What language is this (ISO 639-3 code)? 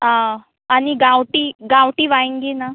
kok